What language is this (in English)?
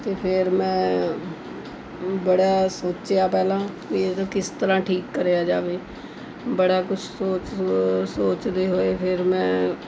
Punjabi